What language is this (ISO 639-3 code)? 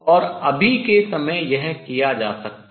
hin